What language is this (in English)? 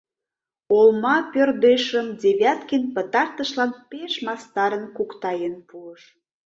Mari